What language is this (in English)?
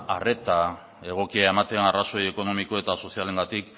Basque